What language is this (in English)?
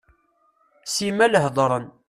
Kabyle